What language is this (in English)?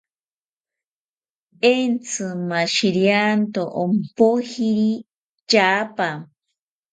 South Ucayali Ashéninka